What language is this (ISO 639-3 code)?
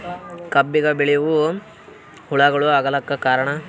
kan